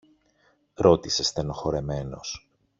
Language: Greek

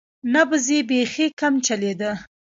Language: Pashto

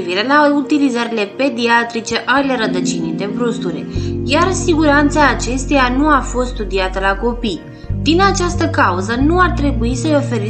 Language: Romanian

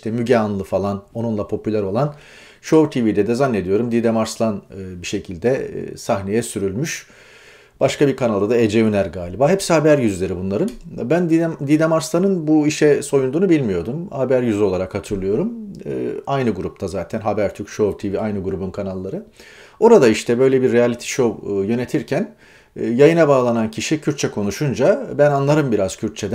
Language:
Turkish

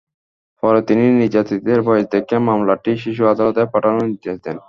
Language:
Bangla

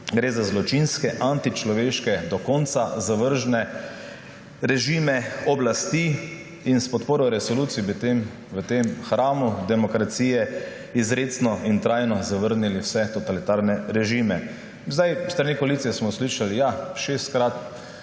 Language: Slovenian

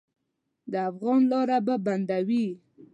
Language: Pashto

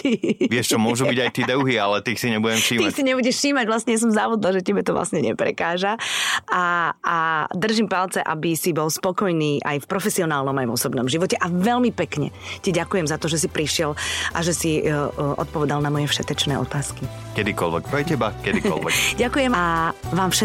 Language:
Slovak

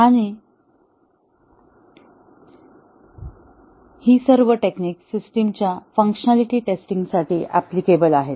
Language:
Marathi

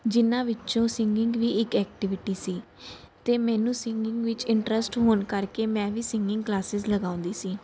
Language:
Punjabi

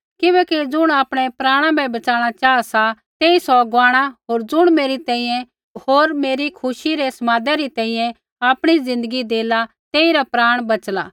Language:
Kullu Pahari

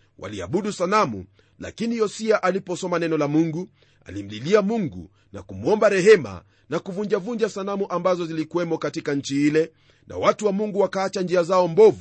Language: Swahili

